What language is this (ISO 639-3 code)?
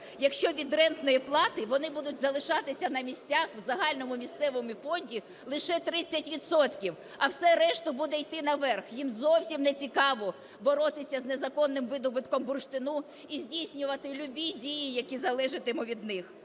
ukr